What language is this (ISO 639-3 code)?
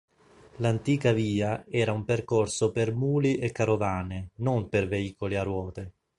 ita